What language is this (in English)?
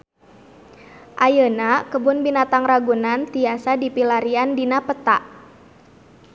Sundanese